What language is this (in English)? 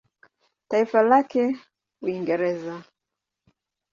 Swahili